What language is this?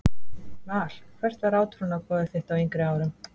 Icelandic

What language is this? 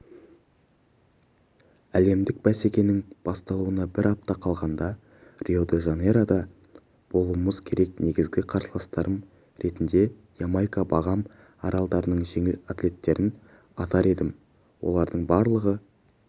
Kazakh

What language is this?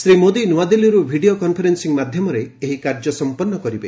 Odia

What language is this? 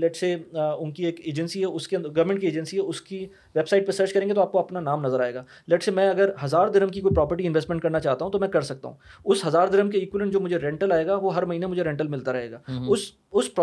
Urdu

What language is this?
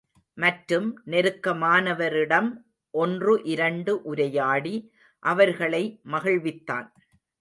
Tamil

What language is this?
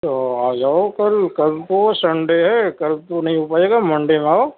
Urdu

